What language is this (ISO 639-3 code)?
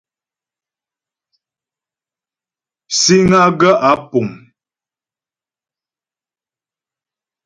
bbj